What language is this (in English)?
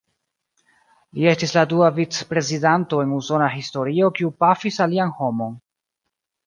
Esperanto